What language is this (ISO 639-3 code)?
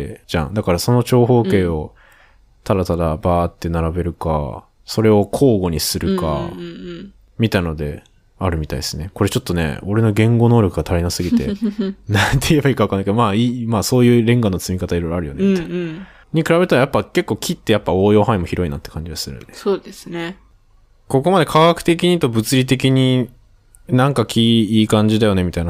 jpn